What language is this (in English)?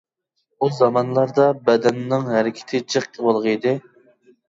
Uyghur